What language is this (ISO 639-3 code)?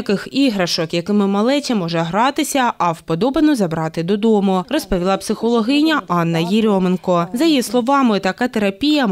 ukr